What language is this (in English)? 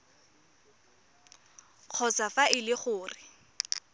Tswana